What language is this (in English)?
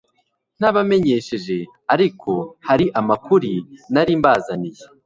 Kinyarwanda